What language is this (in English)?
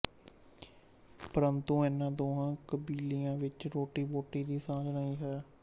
Punjabi